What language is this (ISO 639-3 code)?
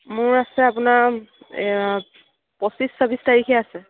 asm